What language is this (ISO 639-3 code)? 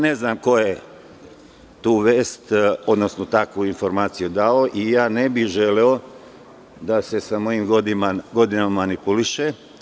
srp